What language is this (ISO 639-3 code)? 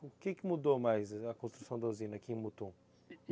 por